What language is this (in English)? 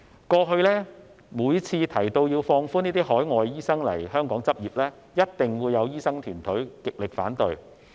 Cantonese